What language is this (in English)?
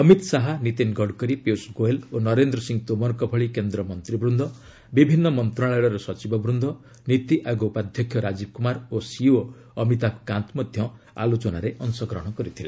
Odia